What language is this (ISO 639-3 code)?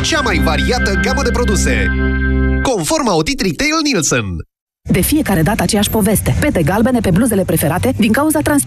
ron